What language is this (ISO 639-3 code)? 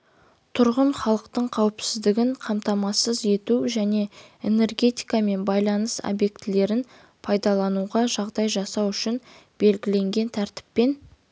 kaz